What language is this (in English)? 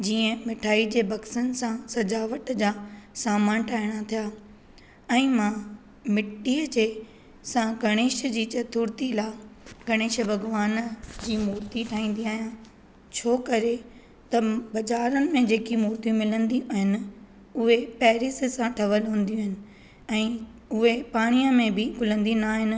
Sindhi